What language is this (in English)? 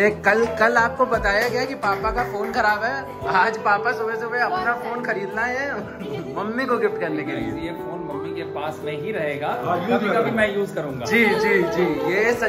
Hindi